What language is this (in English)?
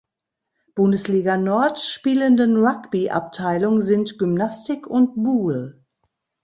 German